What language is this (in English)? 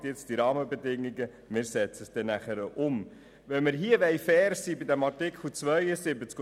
Swiss German